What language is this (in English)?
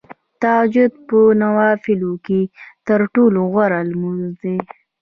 Pashto